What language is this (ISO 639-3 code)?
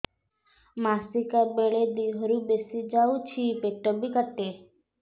ori